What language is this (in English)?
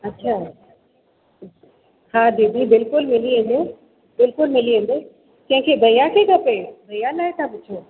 Sindhi